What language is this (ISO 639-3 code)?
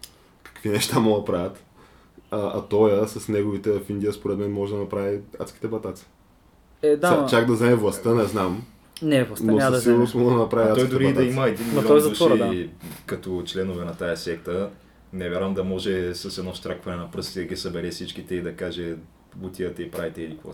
bul